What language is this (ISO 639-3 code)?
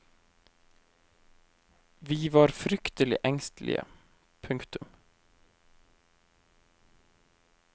nor